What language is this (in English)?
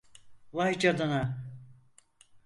Turkish